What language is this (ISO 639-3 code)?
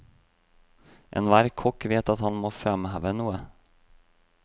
nor